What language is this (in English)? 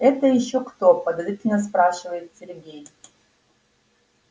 Russian